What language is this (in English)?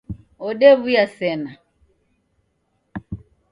Taita